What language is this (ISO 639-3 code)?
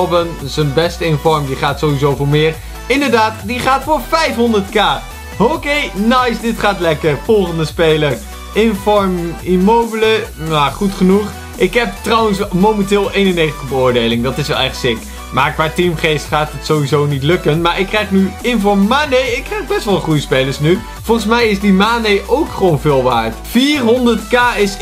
nld